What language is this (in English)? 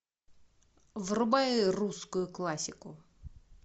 Russian